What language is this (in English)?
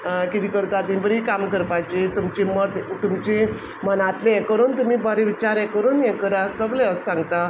Konkani